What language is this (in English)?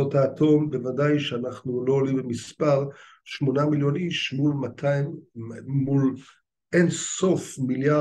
Hebrew